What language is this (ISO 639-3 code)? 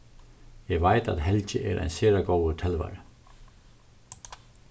fao